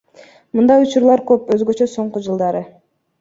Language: Kyrgyz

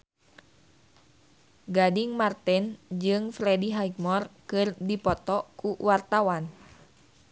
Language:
Sundanese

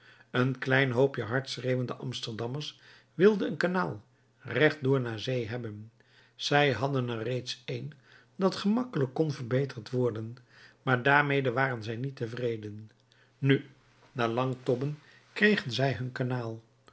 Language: Dutch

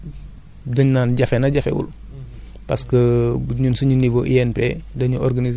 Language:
Wolof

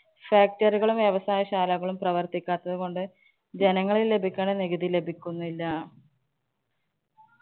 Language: Malayalam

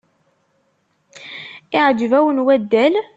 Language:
Kabyle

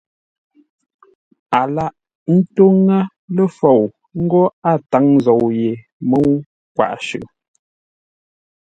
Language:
Ngombale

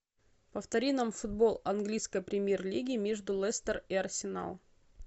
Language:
Russian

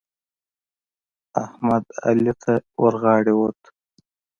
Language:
Pashto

